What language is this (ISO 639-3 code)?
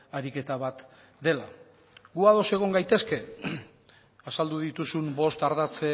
eus